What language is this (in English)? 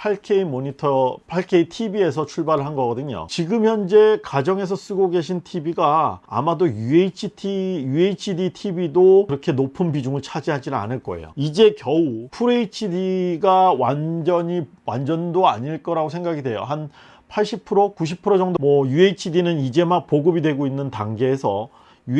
Korean